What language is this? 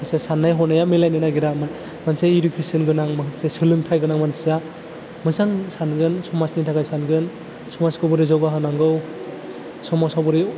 Bodo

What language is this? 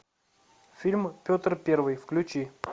Russian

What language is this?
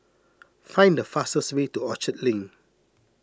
English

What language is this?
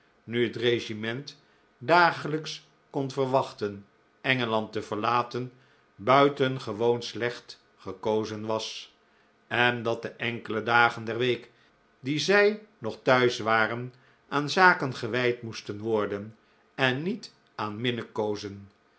Dutch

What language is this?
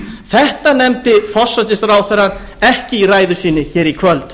Icelandic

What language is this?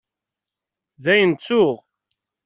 Kabyle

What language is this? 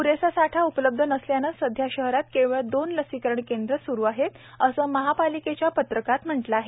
Marathi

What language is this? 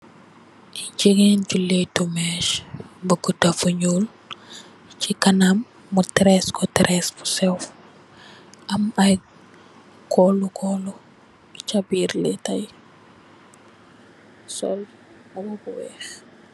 Wolof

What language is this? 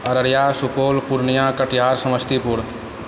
Maithili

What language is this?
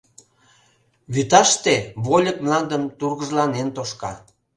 Mari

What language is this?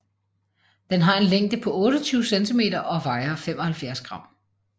Danish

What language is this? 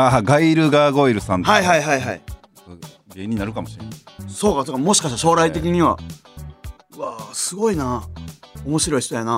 Japanese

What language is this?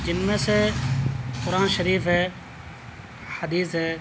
Urdu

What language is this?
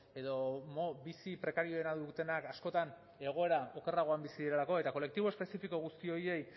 Basque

